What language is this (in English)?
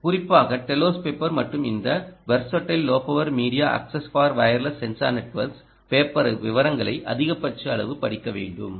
Tamil